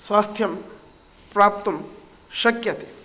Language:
Sanskrit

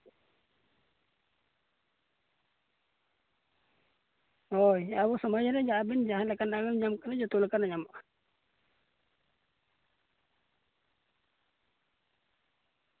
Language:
Santali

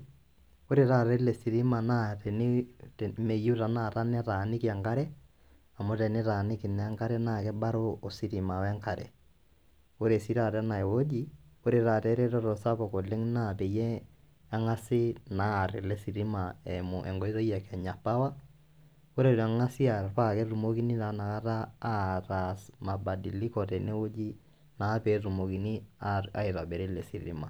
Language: Masai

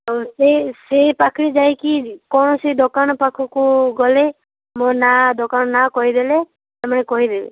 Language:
Odia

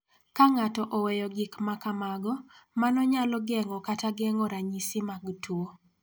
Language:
Luo (Kenya and Tanzania)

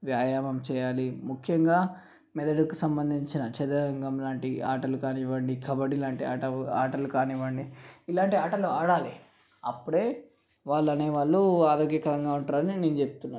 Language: Telugu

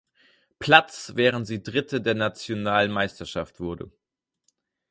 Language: German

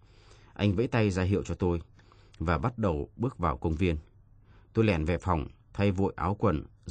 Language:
Vietnamese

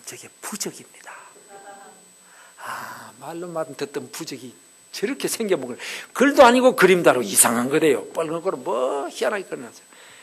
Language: Korean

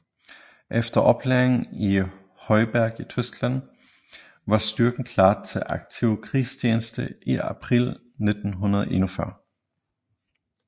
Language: Danish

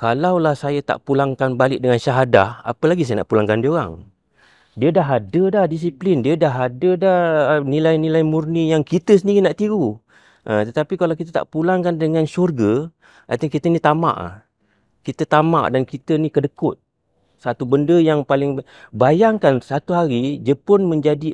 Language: Malay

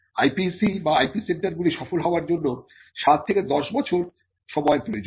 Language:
Bangla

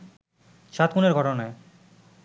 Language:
Bangla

